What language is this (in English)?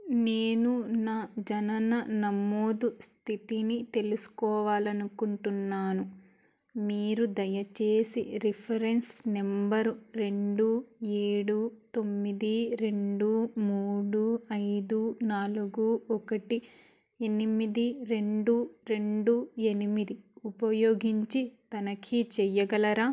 Telugu